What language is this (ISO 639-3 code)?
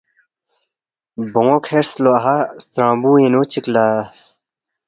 bft